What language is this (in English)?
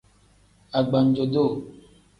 Tem